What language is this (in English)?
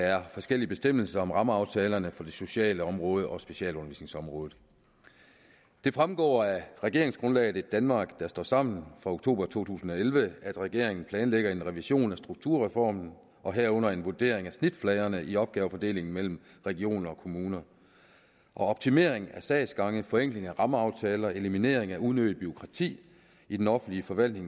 Danish